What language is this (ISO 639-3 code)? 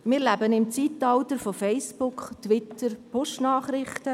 gsw